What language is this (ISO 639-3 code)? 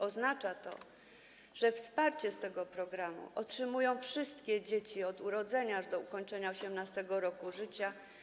pol